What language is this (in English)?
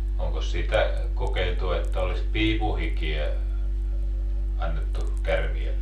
Finnish